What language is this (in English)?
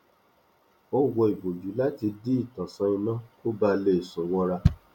Yoruba